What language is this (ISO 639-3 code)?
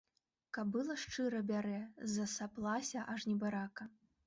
bel